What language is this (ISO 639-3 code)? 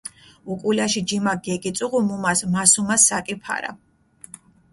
xmf